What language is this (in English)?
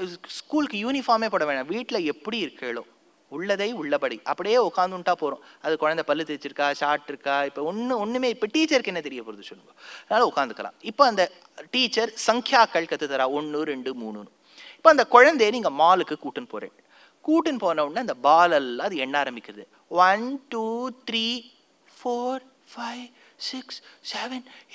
Tamil